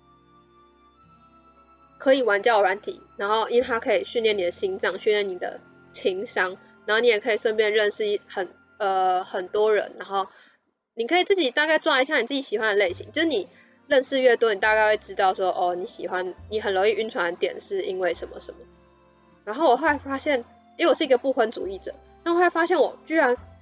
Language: Chinese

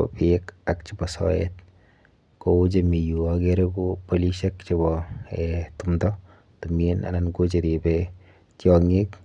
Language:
Kalenjin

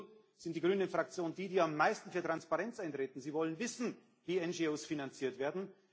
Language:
German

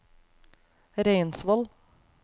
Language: Norwegian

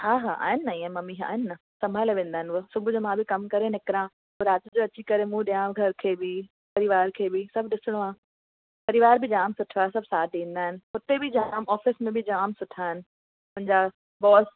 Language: Sindhi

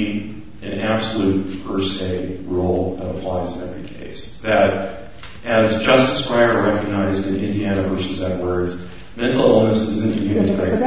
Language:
English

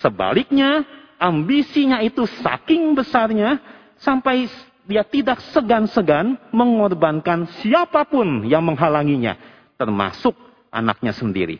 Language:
Indonesian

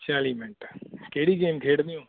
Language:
Punjabi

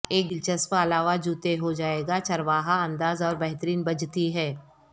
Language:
Urdu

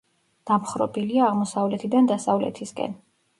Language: Georgian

